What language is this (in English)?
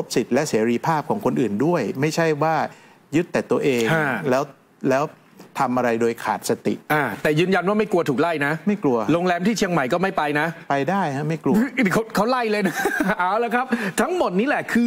Thai